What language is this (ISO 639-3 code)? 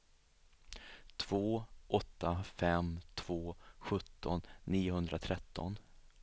swe